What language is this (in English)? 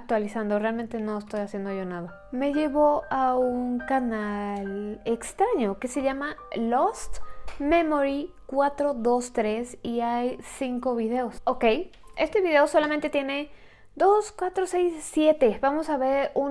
Spanish